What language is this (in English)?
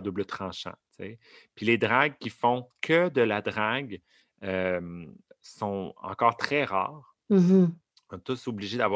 French